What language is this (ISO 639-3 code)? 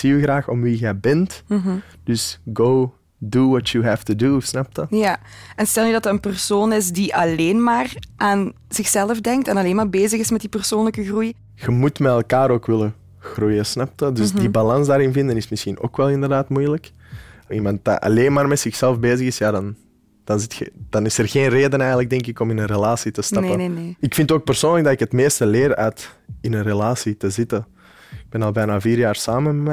nld